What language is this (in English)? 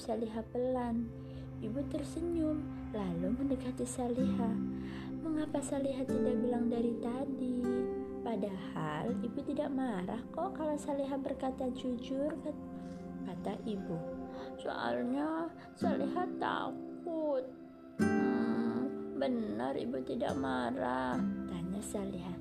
Indonesian